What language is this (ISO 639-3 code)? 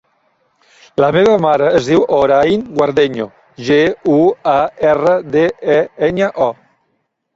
cat